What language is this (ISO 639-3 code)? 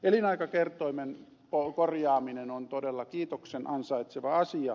fin